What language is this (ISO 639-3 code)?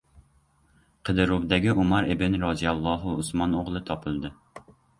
uzb